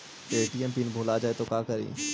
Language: Magahi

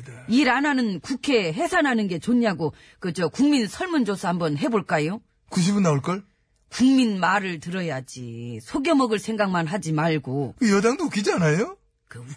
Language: Korean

